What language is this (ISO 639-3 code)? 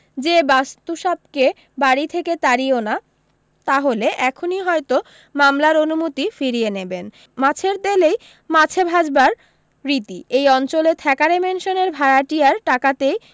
ben